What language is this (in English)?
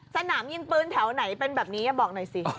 Thai